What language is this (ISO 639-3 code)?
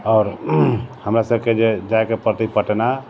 mai